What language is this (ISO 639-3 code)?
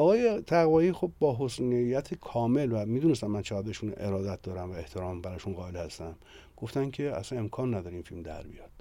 fas